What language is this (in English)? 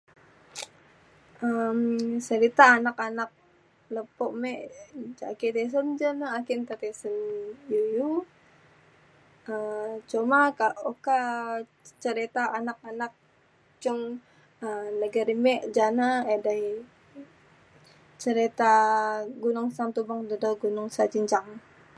Mainstream Kenyah